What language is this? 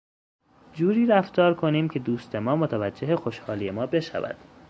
Persian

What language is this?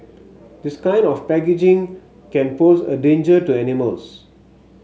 English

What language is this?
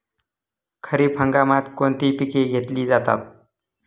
Marathi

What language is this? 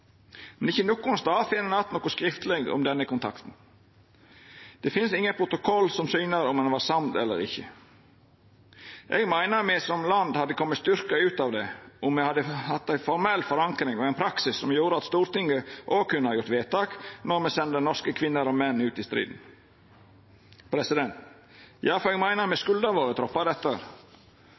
Norwegian Nynorsk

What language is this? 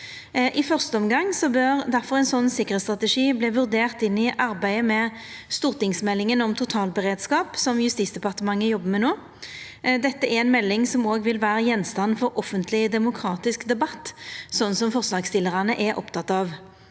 Norwegian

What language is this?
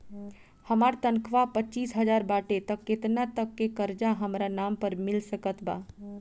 Bhojpuri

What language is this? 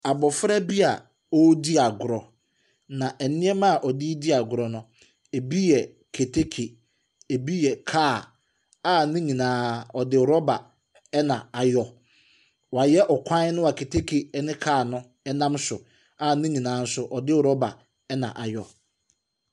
Akan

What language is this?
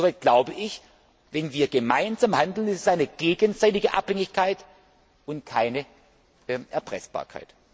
German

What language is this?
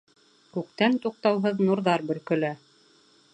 Bashkir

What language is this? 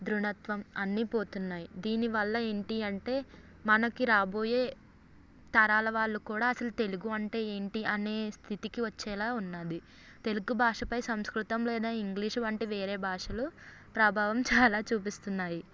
Telugu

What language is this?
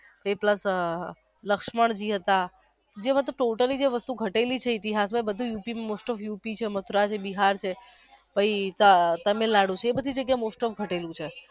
Gujarati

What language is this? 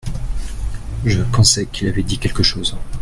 French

